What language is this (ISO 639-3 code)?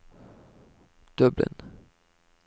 nor